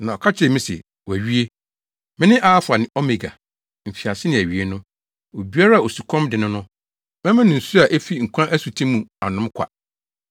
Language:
Akan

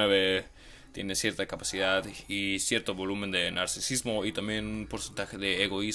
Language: Spanish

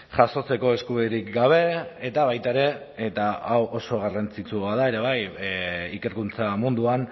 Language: Basque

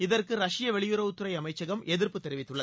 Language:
Tamil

